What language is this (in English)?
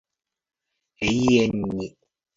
Japanese